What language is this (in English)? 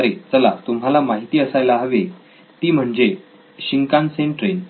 Marathi